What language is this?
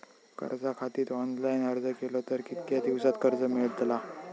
Marathi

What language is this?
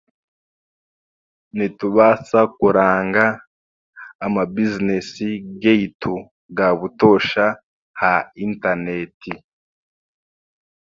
Chiga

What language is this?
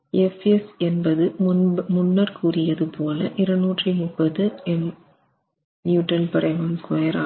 Tamil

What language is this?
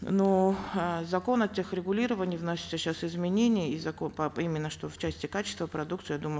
Kazakh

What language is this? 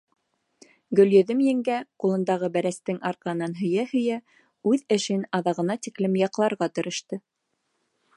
Bashkir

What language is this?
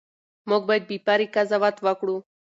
Pashto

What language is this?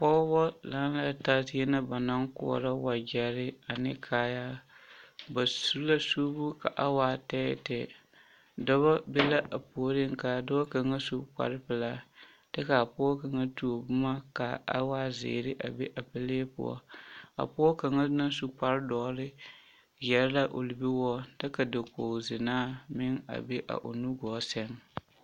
Southern Dagaare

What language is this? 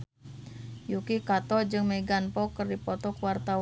Sundanese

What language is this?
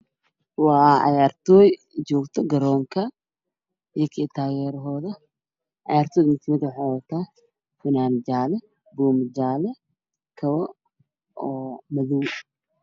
Somali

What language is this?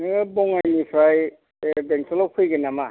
Bodo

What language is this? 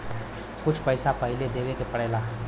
Bhojpuri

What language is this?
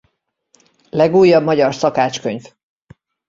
Hungarian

